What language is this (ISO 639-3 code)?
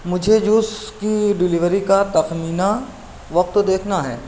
urd